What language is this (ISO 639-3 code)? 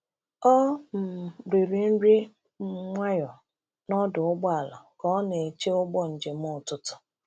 ibo